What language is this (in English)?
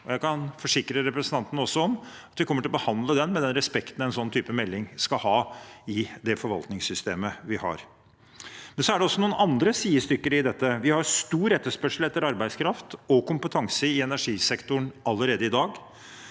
Norwegian